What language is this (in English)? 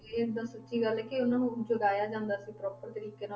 Punjabi